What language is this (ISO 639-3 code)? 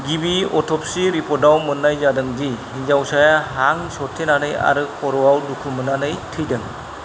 brx